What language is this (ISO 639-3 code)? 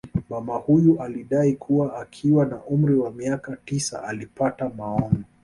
swa